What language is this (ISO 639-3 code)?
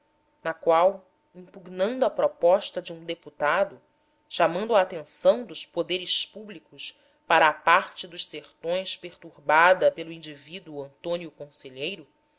por